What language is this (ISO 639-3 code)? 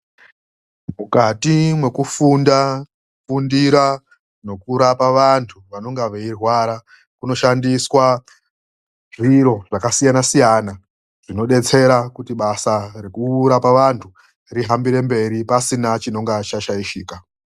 ndc